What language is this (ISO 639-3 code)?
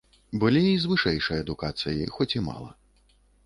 bel